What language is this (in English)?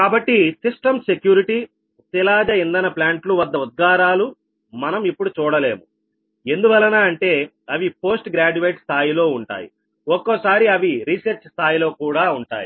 Telugu